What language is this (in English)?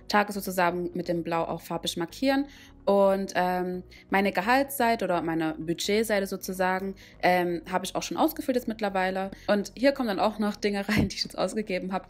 German